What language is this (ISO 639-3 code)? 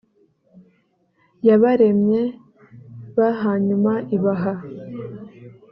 kin